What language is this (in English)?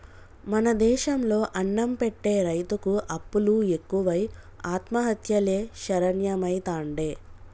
Telugu